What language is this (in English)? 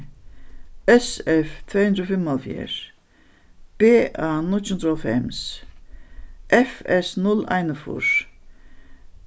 Faroese